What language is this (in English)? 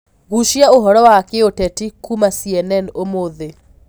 Kikuyu